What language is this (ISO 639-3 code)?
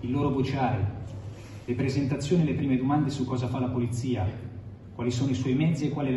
ita